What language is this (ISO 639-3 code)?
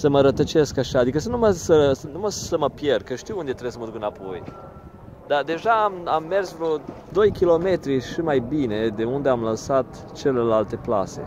ron